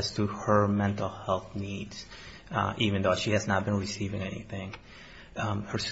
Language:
English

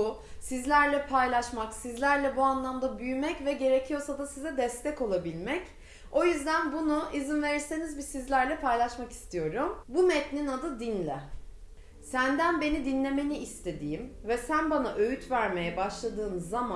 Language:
Turkish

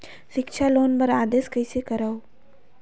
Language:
Chhattisgarhi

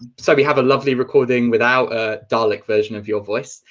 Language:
English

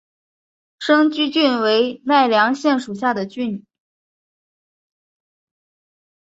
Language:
Chinese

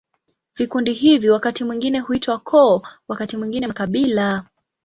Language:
Swahili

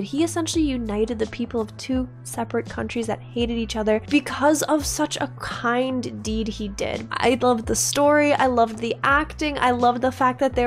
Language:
English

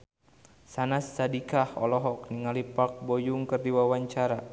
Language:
Sundanese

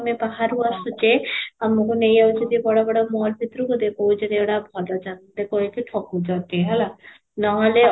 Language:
Odia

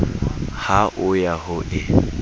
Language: Southern Sotho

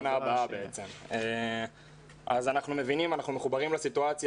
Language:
Hebrew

